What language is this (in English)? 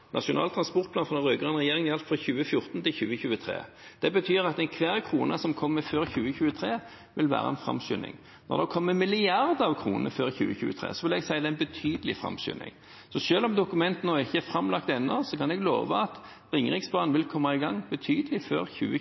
Norwegian Bokmål